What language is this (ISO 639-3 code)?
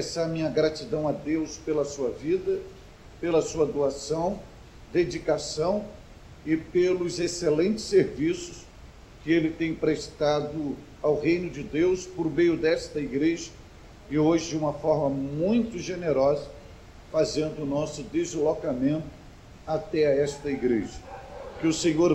por